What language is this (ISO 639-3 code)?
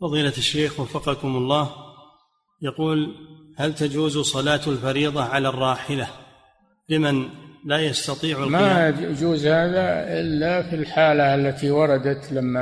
ara